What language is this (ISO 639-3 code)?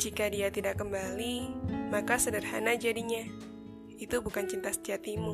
ind